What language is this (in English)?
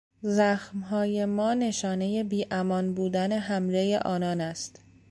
Persian